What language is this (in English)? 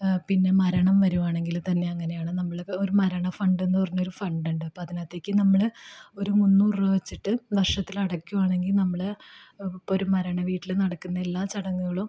Malayalam